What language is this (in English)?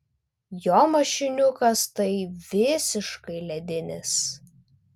Lithuanian